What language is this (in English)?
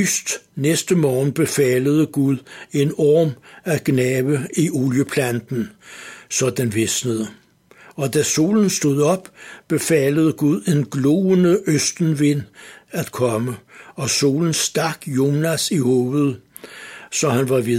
Danish